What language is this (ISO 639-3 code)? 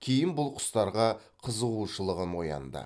kaz